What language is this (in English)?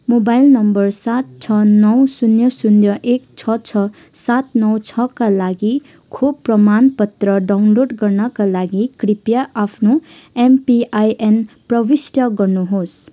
Nepali